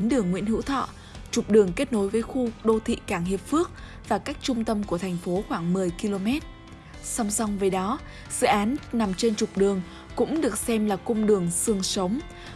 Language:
Vietnamese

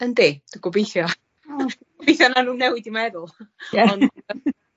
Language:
Welsh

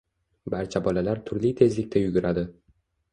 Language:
Uzbek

